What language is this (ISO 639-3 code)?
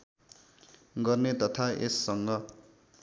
nep